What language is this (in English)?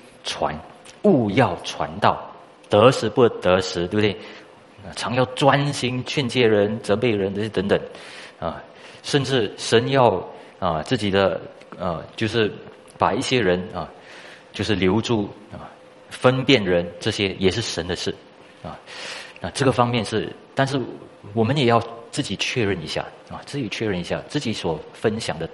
Chinese